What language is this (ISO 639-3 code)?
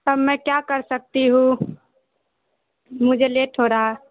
urd